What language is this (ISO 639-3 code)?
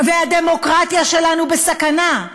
heb